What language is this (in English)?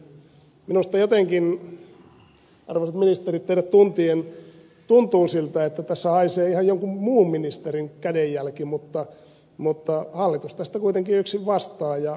Finnish